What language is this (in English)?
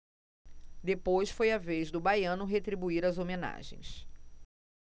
Portuguese